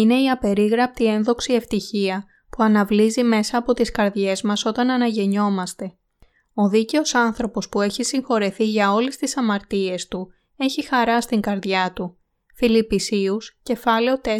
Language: Greek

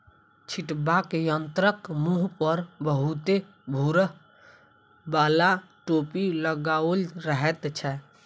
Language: Maithili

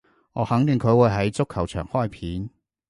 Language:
Cantonese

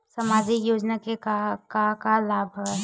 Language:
Chhattisgarhi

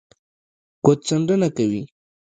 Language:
Pashto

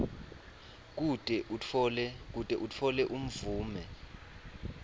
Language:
Swati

